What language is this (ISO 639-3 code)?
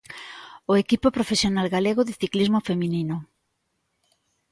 glg